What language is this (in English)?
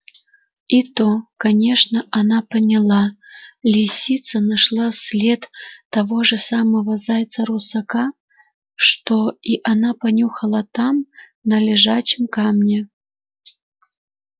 Russian